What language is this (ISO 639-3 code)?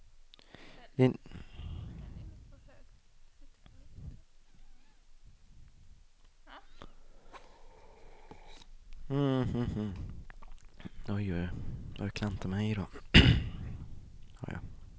swe